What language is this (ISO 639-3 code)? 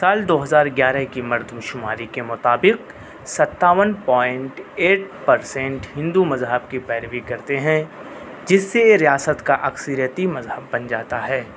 urd